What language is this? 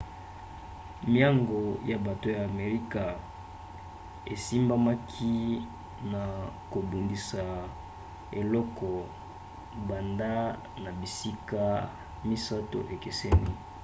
Lingala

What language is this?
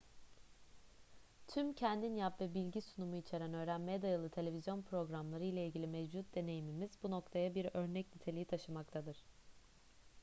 Turkish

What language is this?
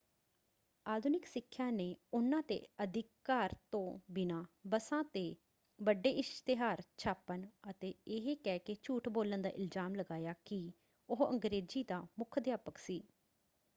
Punjabi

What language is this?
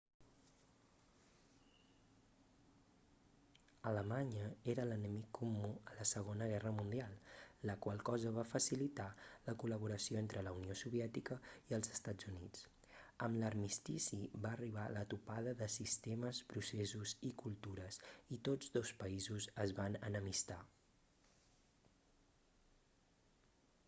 Catalan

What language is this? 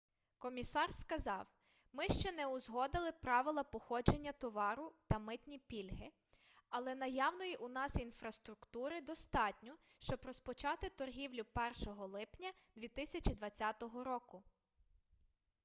Ukrainian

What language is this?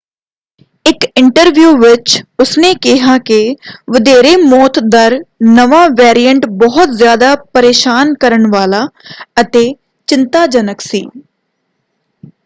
Punjabi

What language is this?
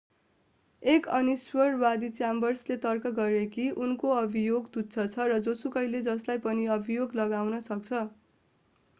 Nepali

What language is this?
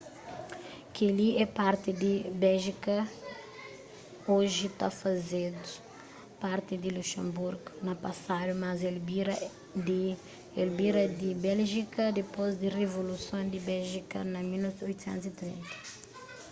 Kabuverdianu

